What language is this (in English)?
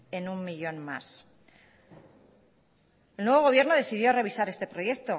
Spanish